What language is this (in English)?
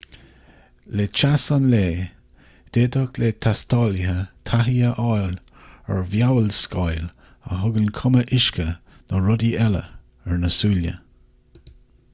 Irish